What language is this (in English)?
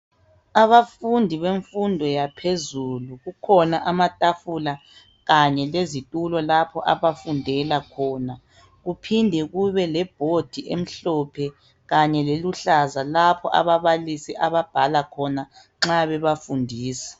North Ndebele